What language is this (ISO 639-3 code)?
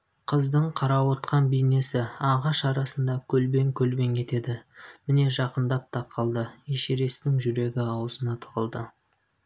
kaz